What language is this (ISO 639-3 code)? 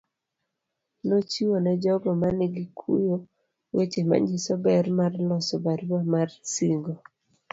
luo